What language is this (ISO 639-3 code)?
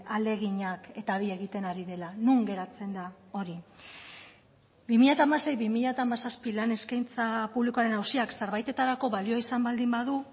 eus